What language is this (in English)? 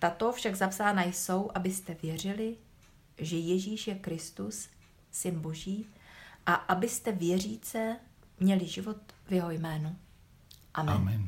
Czech